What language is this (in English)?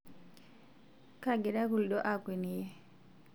Masai